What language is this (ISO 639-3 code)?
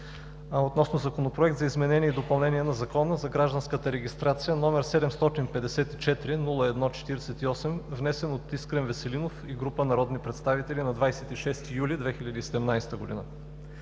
bul